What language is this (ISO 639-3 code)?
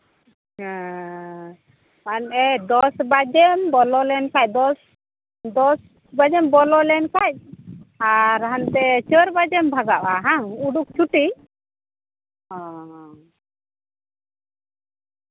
sat